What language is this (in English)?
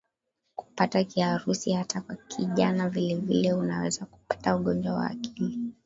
Swahili